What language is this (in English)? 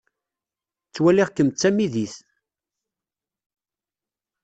Kabyle